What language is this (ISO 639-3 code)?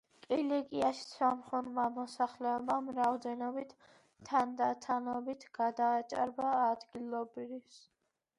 kat